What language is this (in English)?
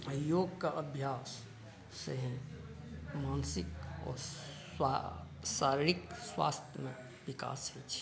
Maithili